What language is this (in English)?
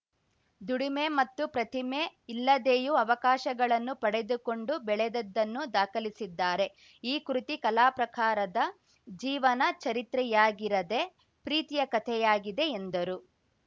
Kannada